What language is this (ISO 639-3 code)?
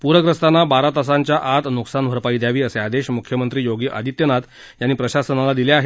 mar